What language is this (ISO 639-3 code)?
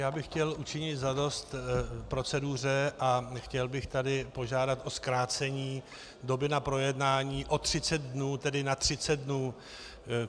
ces